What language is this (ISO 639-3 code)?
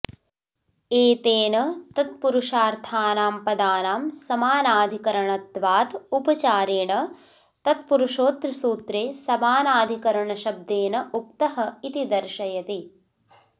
san